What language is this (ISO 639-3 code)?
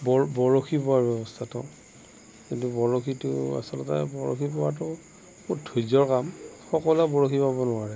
asm